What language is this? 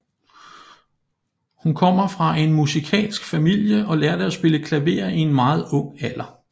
Danish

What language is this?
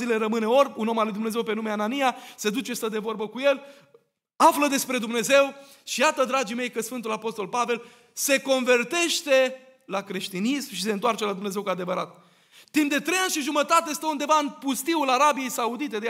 Romanian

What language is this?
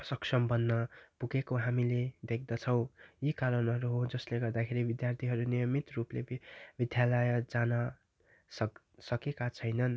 Nepali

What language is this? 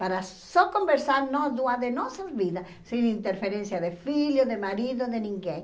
Portuguese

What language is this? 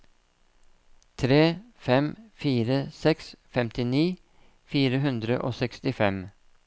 Norwegian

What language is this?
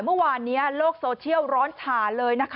Thai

